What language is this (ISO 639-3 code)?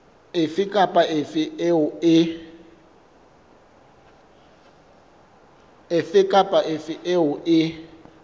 sot